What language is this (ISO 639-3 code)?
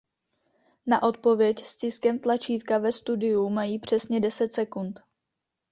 ces